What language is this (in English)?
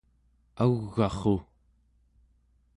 Central Yupik